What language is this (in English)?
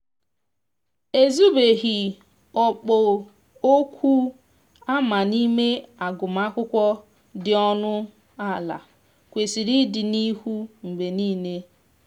Igbo